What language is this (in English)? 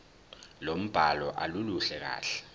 Zulu